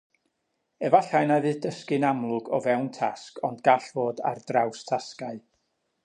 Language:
Welsh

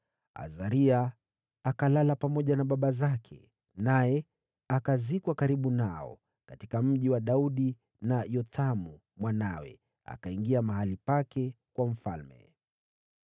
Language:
Swahili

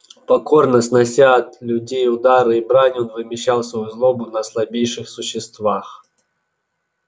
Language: Russian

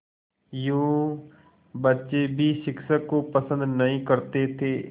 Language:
Hindi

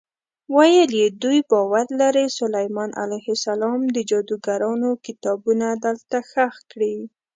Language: Pashto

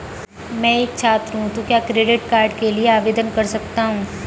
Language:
Hindi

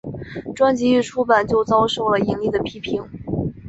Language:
Chinese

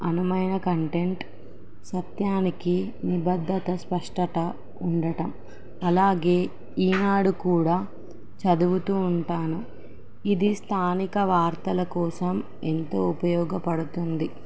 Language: Telugu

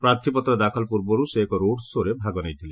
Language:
Odia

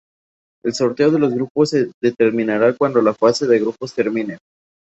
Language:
Spanish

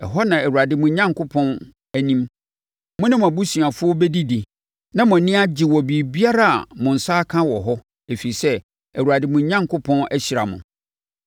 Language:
Akan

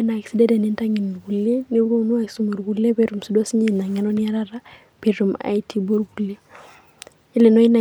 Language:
Masai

